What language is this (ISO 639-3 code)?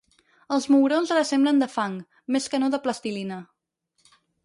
cat